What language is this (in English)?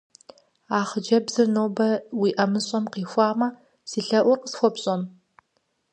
Kabardian